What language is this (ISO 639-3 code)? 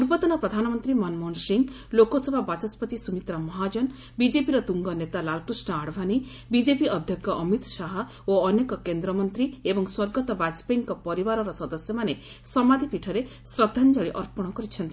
ori